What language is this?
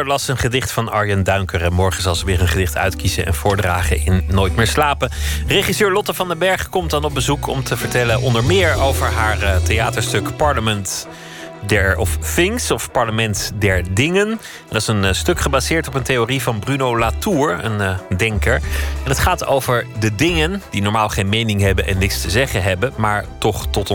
Dutch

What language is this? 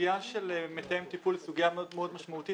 Hebrew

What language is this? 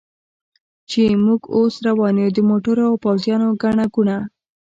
Pashto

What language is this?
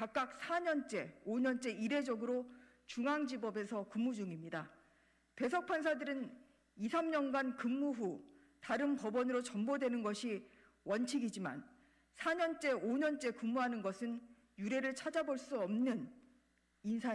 Korean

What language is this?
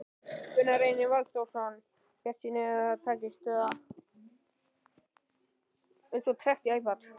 Icelandic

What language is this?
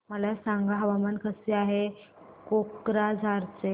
Marathi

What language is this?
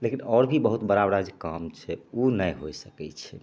Maithili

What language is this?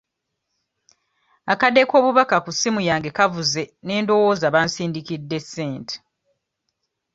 Ganda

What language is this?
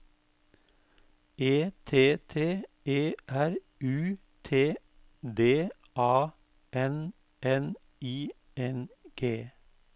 Norwegian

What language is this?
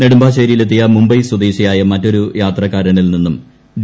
Malayalam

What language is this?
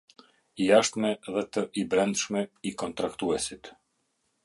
Albanian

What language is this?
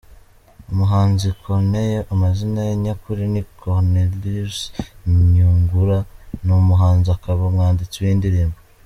Kinyarwanda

